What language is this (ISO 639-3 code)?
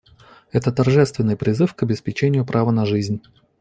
rus